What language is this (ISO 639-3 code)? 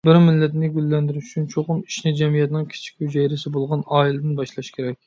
uig